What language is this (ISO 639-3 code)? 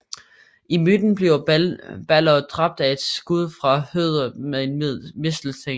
dan